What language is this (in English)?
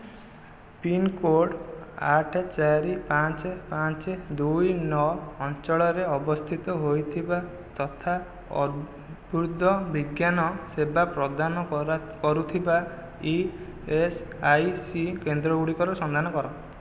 Odia